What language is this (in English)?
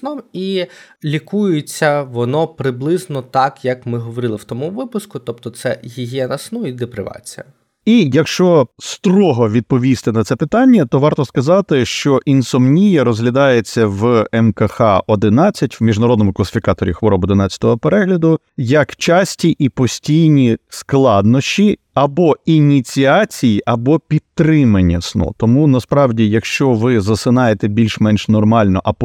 Ukrainian